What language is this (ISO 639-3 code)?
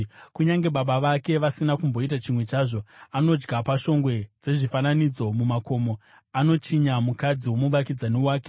sna